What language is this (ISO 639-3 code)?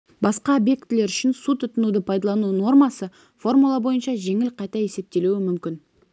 kaz